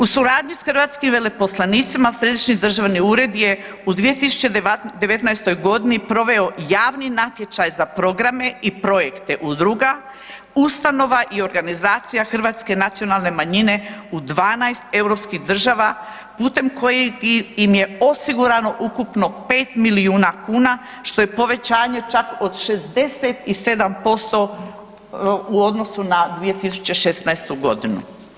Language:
Croatian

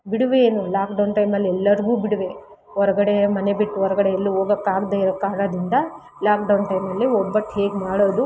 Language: Kannada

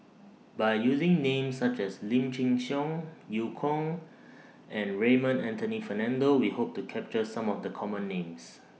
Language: English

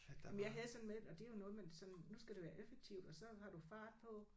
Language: Danish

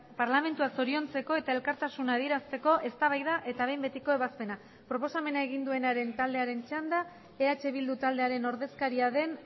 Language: Basque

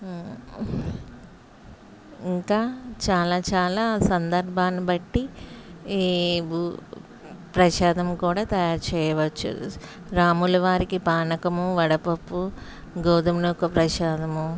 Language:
Telugu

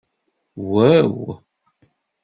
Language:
Kabyle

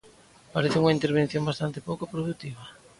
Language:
Galician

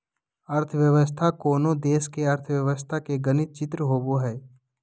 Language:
Magahi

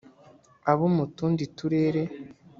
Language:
Kinyarwanda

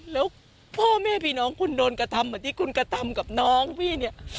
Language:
Thai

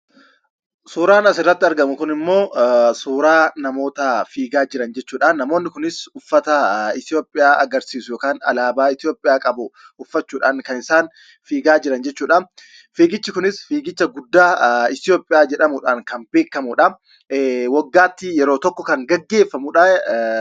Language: Oromo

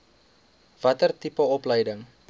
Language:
Afrikaans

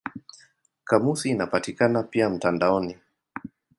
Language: Swahili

